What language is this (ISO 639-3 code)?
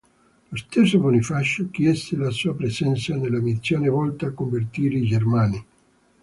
ita